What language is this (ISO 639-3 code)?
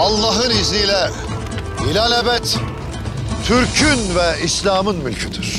tur